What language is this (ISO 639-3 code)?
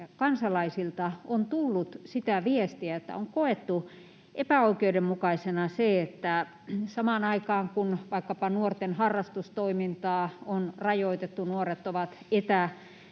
fin